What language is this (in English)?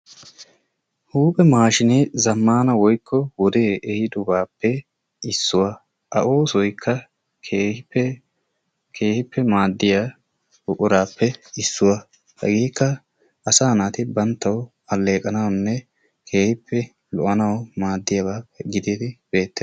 Wolaytta